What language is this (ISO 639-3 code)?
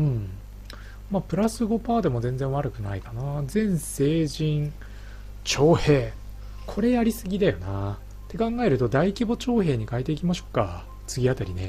jpn